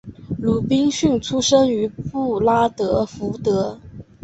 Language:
Chinese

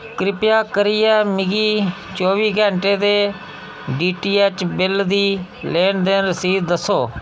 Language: Dogri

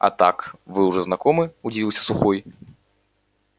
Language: Russian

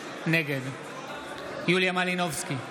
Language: Hebrew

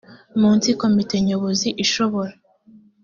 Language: Kinyarwanda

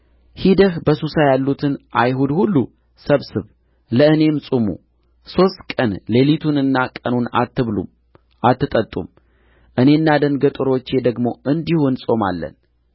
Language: Amharic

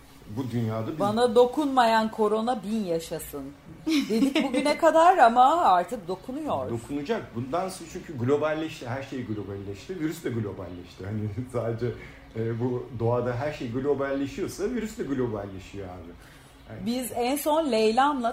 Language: Turkish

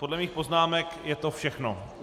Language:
Czech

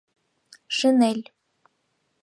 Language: Mari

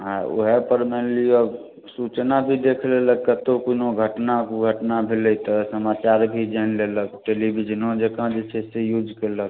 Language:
Maithili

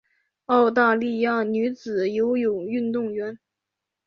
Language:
Chinese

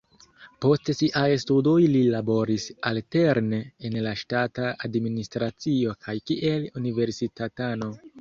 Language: Esperanto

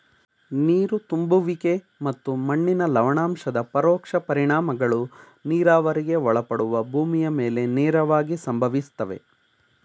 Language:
Kannada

